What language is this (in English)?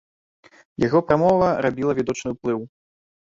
Belarusian